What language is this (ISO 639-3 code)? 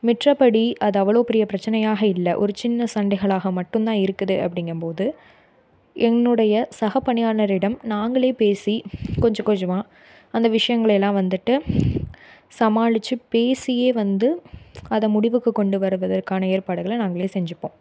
tam